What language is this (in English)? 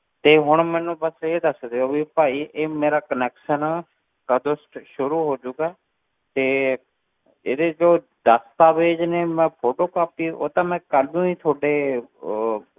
Punjabi